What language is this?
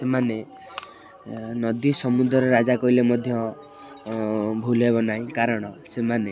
Odia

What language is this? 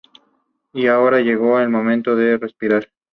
Spanish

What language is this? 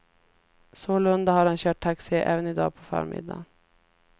Swedish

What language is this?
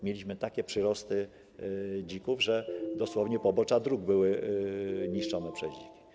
Polish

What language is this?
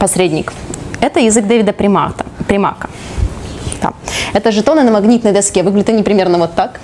Russian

